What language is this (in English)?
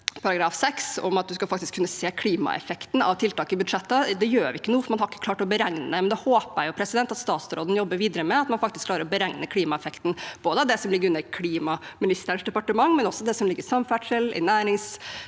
Norwegian